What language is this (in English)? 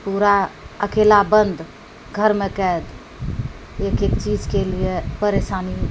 Maithili